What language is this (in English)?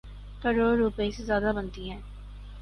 Urdu